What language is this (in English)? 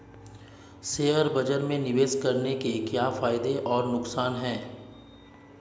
Hindi